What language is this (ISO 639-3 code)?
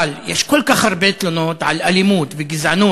heb